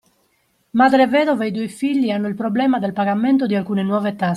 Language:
Italian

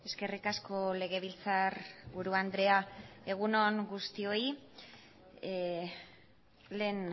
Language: Basque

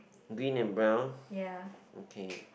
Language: English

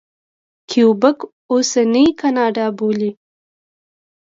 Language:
Pashto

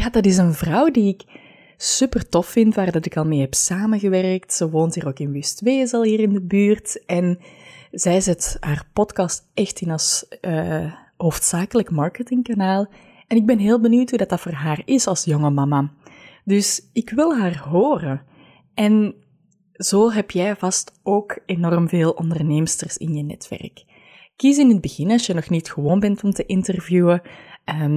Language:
Dutch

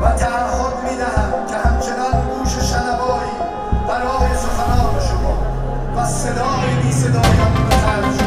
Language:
Persian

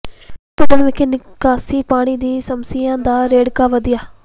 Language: Punjabi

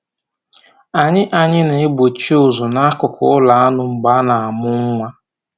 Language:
Igbo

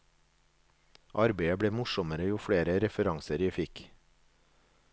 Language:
Norwegian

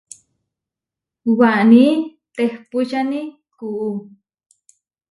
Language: Huarijio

